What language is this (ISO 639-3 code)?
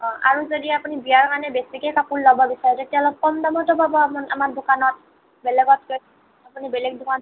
asm